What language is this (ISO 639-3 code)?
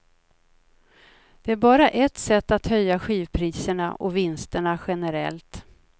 swe